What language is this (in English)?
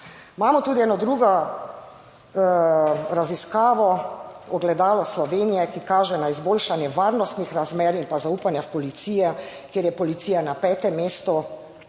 Slovenian